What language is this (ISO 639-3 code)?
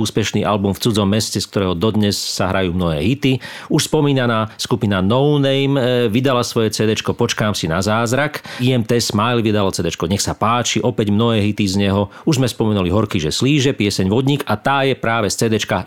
slk